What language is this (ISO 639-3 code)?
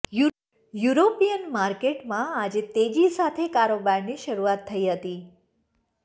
guj